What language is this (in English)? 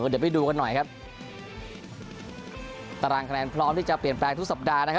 Thai